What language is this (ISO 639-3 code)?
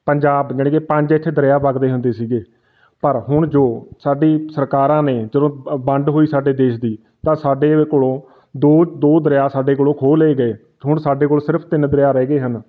pan